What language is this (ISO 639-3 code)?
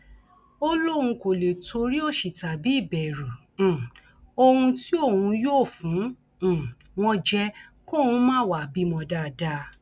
yor